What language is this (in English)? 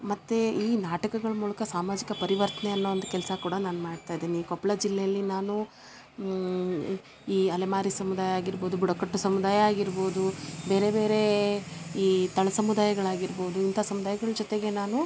Kannada